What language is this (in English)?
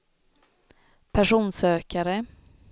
Swedish